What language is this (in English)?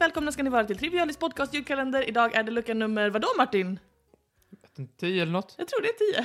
Swedish